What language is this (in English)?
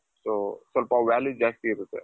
Kannada